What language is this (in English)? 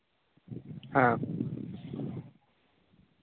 Santali